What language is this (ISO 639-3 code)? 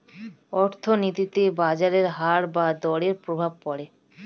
ben